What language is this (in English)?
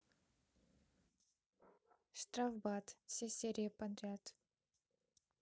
Russian